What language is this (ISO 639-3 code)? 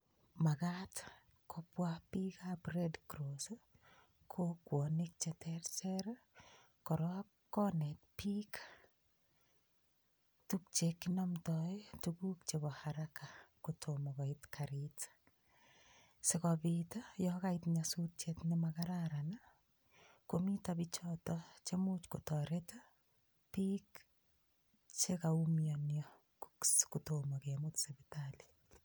kln